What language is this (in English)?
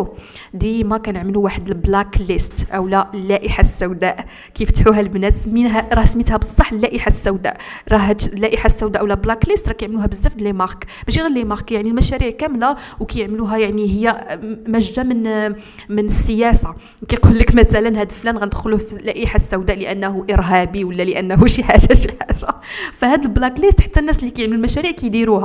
Arabic